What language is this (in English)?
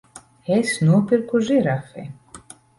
Latvian